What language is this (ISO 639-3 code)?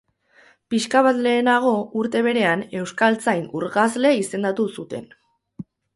eus